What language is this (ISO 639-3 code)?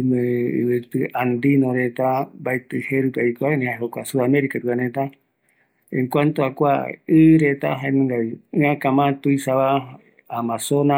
gui